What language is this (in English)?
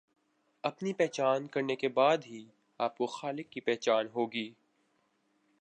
Urdu